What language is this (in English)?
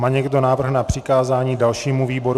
Czech